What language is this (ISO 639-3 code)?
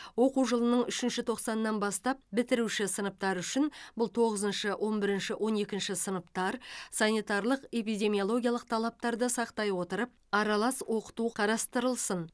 kaz